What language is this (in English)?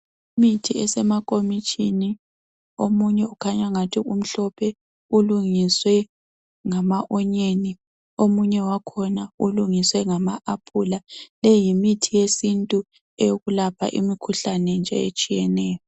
North Ndebele